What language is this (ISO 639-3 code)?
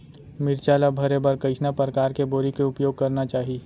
hne